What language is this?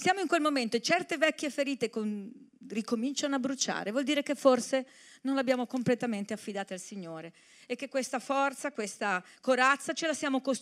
Italian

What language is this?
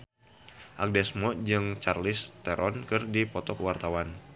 Sundanese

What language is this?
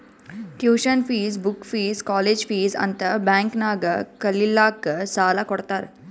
Kannada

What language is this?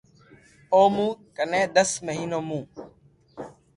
Loarki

